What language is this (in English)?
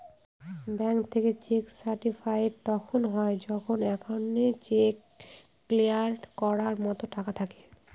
Bangla